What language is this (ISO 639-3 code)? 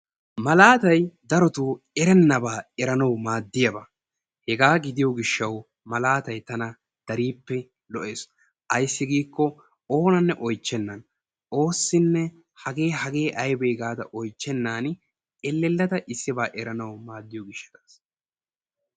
wal